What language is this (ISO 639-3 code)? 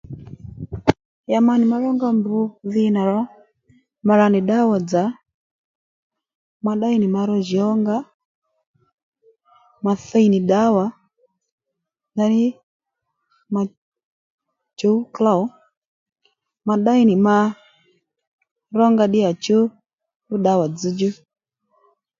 led